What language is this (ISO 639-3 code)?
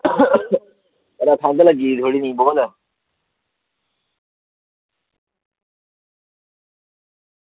doi